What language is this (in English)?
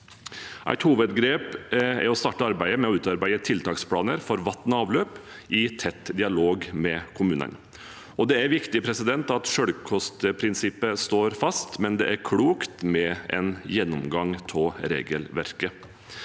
Norwegian